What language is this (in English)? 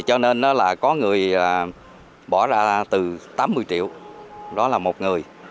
Vietnamese